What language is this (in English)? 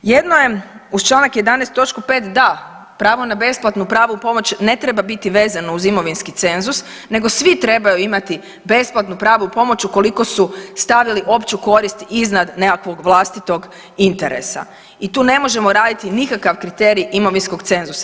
Croatian